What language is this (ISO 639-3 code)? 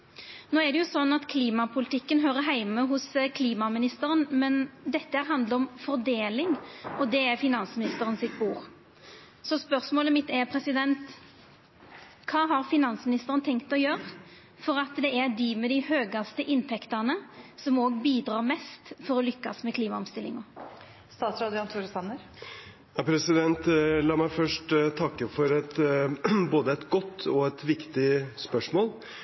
nor